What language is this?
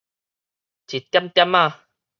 Min Nan Chinese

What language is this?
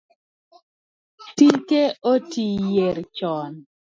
Luo (Kenya and Tanzania)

